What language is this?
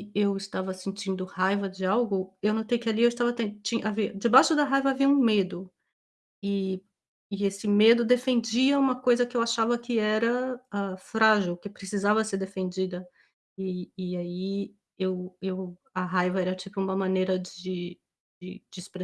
Portuguese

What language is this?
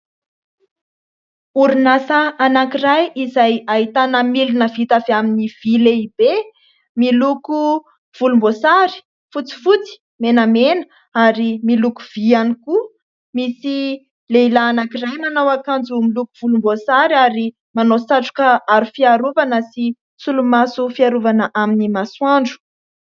Malagasy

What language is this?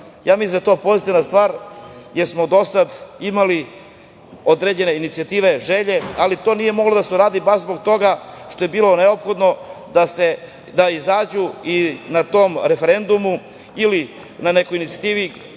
Serbian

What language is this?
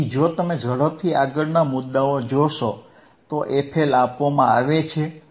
Gujarati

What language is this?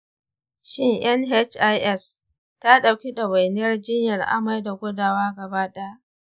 Hausa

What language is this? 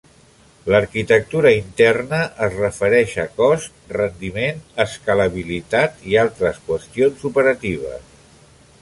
Catalan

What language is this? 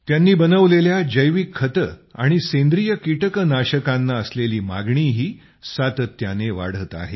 Marathi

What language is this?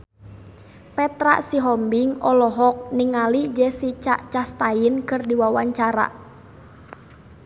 Sundanese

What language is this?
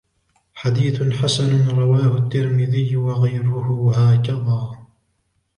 Arabic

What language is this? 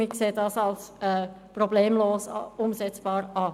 Swiss German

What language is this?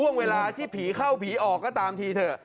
Thai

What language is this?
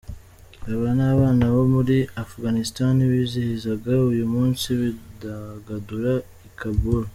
Kinyarwanda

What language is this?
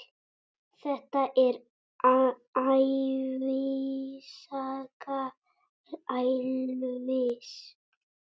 Icelandic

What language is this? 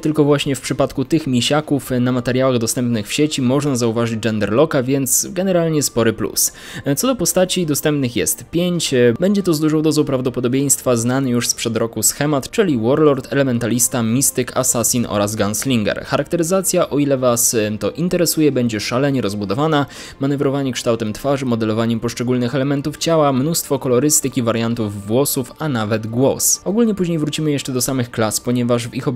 Polish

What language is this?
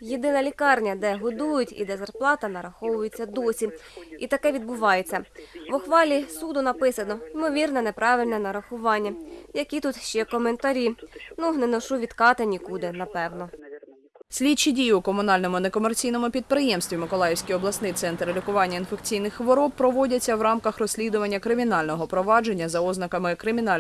Ukrainian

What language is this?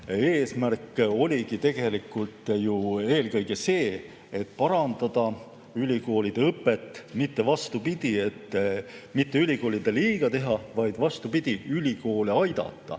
Estonian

